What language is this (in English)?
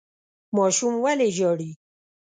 Pashto